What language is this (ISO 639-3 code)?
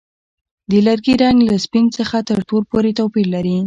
pus